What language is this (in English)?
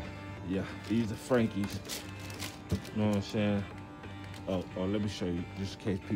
English